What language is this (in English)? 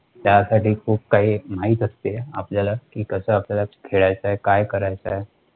Marathi